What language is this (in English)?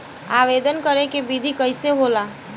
Bhojpuri